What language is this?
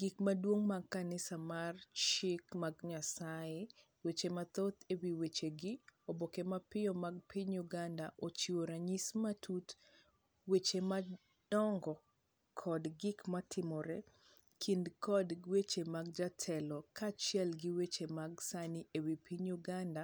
Luo (Kenya and Tanzania)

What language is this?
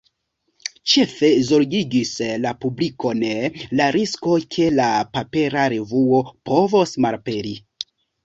Esperanto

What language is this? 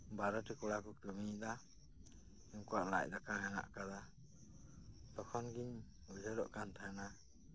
Santali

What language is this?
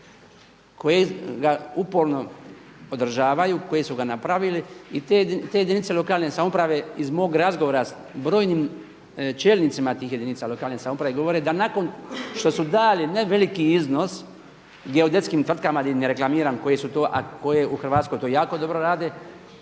Croatian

